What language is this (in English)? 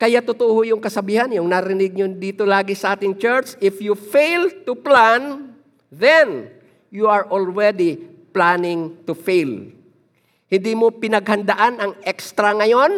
Filipino